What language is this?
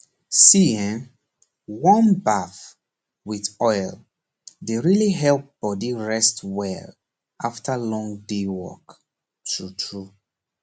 Nigerian Pidgin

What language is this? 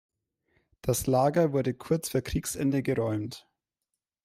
German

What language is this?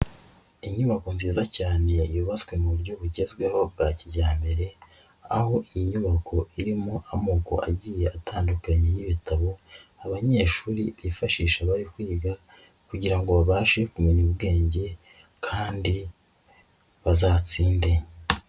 Kinyarwanda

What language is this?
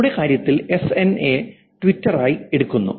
Malayalam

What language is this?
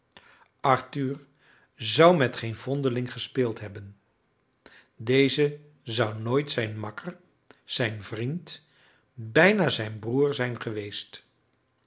Dutch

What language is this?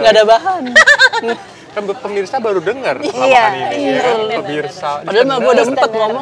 Indonesian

